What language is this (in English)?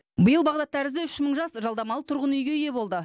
Kazakh